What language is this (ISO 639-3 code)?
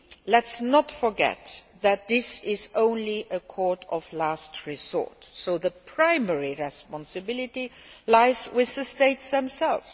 eng